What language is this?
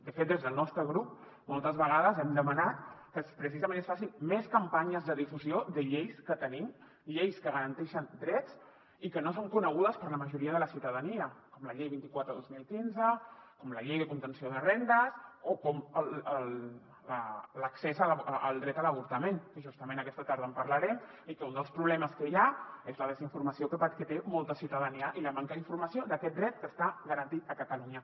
Catalan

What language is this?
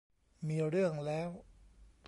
Thai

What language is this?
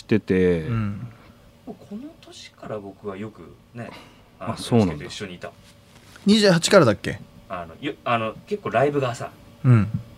Japanese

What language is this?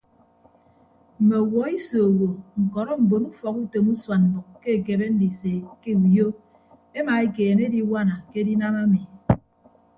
Ibibio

